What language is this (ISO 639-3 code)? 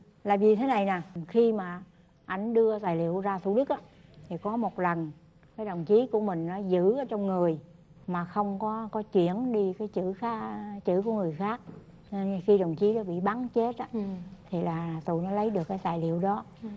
vie